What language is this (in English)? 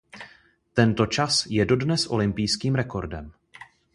Czech